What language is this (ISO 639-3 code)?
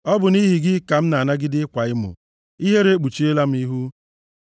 ibo